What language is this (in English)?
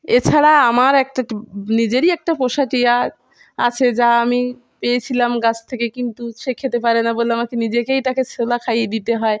Bangla